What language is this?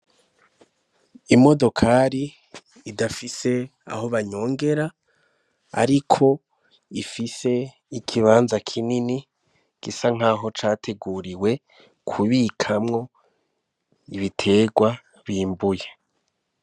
Rundi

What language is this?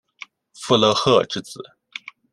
Chinese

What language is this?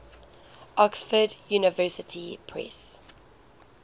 English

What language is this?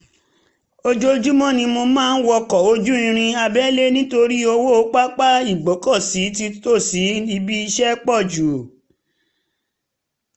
Yoruba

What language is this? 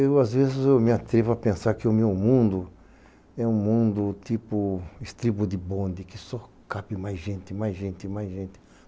Portuguese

